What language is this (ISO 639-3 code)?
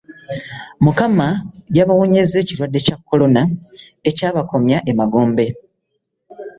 lug